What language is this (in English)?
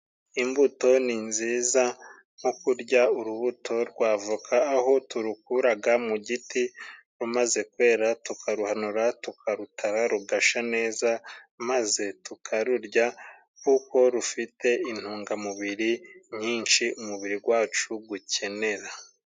Kinyarwanda